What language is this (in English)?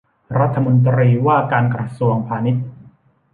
Thai